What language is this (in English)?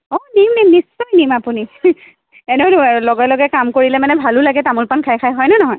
Assamese